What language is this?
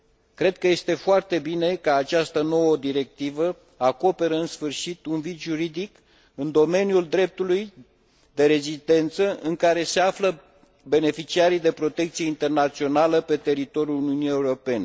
Romanian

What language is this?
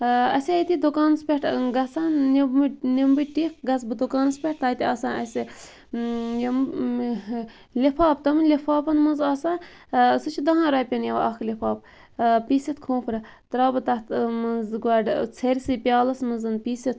Kashmiri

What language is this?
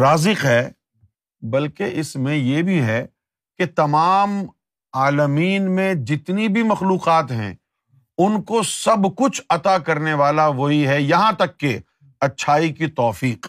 Urdu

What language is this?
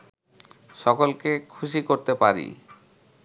Bangla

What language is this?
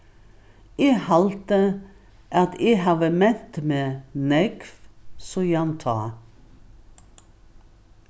Faroese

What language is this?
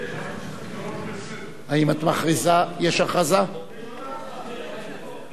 Hebrew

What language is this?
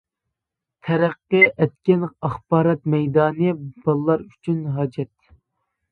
Uyghur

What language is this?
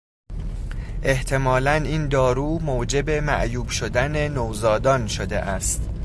Persian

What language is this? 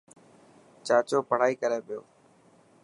Dhatki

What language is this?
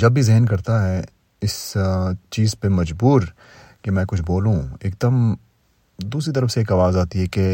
Urdu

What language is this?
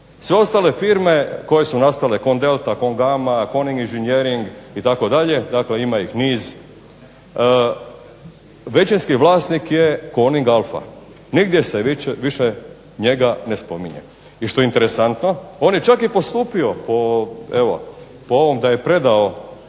Croatian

